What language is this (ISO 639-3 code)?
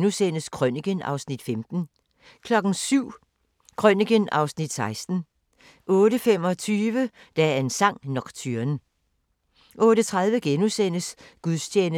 dan